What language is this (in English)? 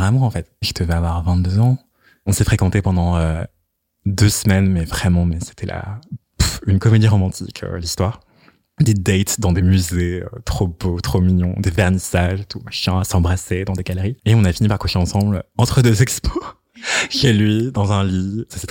French